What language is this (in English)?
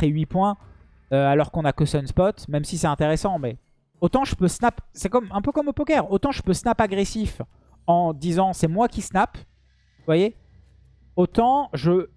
French